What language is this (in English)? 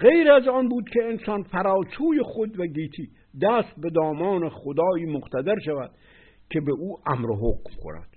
Persian